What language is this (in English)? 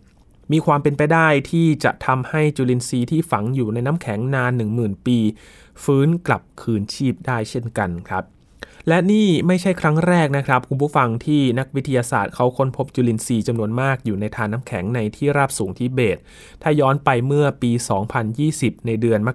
Thai